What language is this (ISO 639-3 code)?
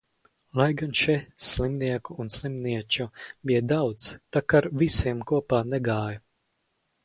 lav